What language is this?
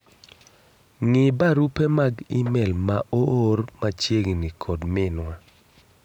Luo (Kenya and Tanzania)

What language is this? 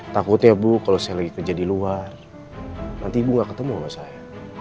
Indonesian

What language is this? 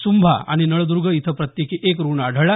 Marathi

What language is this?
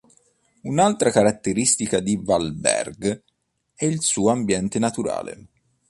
Italian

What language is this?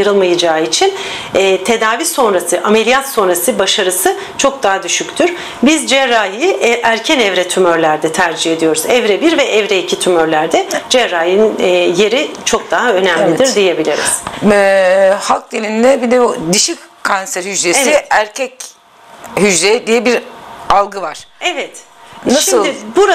Turkish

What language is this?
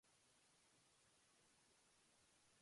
English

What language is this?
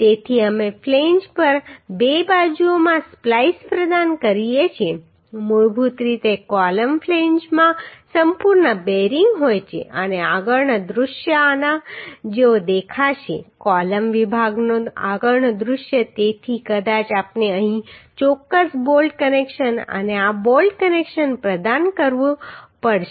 Gujarati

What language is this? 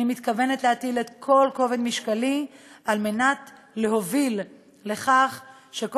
Hebrew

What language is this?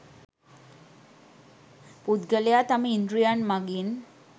Sinhala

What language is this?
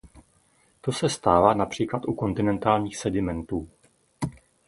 Czech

